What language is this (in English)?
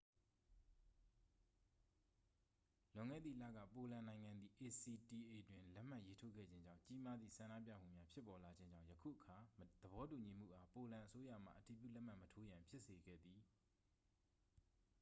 Burmese